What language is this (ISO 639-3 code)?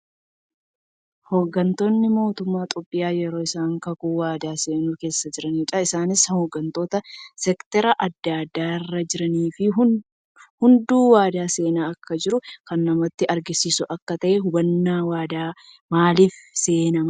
orm